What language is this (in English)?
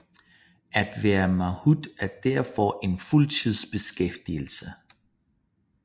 Danish